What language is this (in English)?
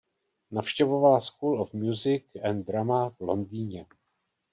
Czech